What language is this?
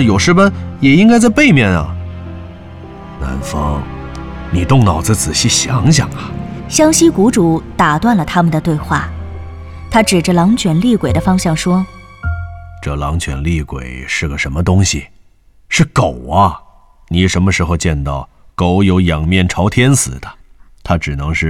Chinese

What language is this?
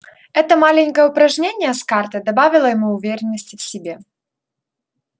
Russian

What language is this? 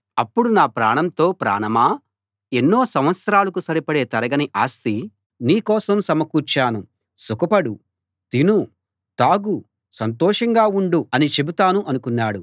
Telugu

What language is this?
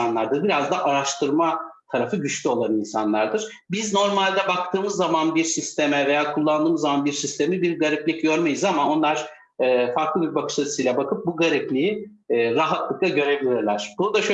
Turkish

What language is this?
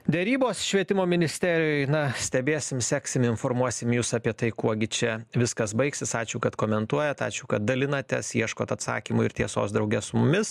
Lithuanian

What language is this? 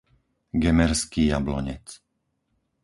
Slovak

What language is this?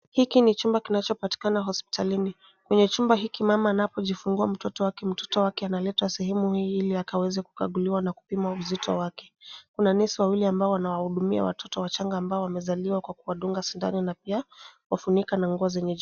Swahili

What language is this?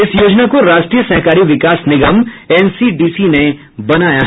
Hindi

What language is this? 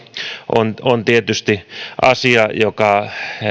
Finnish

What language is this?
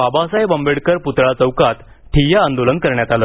Marathi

